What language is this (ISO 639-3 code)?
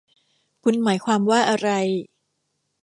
tha